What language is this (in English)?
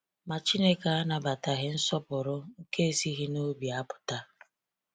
Igbo